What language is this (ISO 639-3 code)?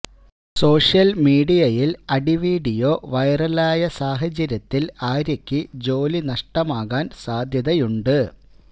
mal